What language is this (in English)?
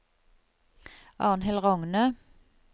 Norwegian